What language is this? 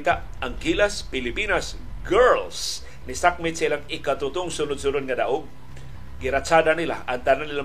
Filipino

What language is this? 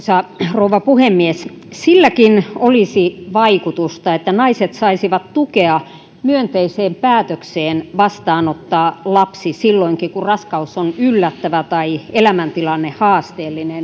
Finnish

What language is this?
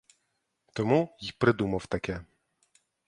Ukrainian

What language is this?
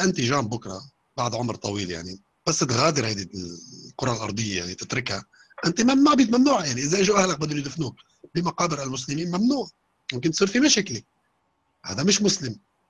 Arabic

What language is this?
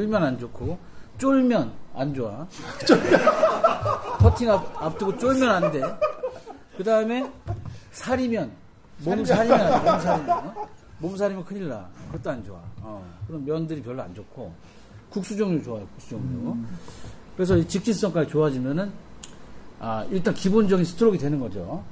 Korean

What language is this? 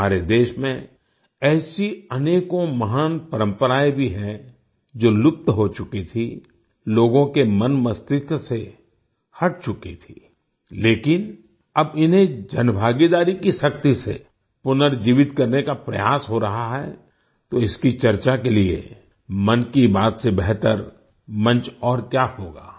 Hindi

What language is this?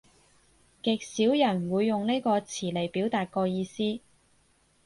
Cantonese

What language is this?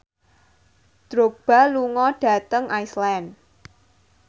Javanese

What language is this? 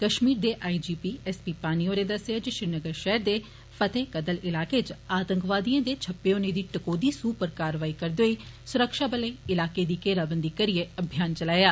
Dogri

